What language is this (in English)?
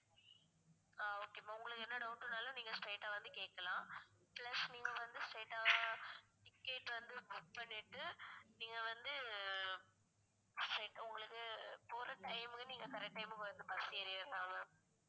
Tamil